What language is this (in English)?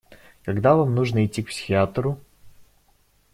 Russian